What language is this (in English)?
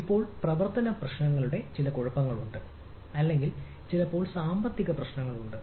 Malayalam